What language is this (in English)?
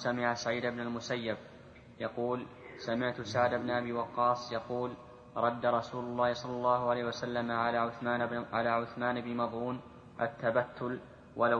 Arabic